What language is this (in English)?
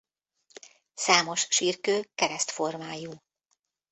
Hungarian